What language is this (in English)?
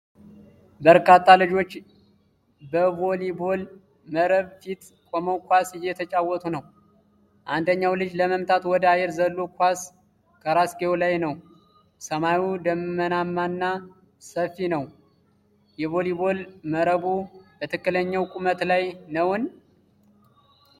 Amharic